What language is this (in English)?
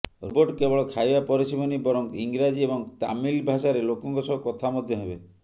Odia